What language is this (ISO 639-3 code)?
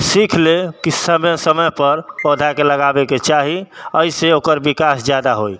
mai